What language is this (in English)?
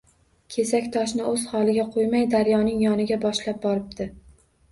Uzbek